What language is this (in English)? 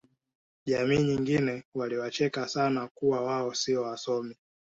Swahili